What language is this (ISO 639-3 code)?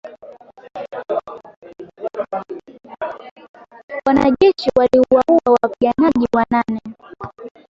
swa